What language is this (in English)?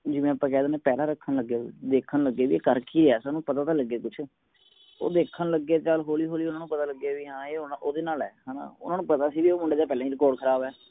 Punjabi